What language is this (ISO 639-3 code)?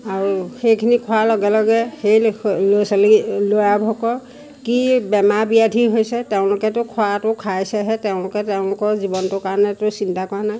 asm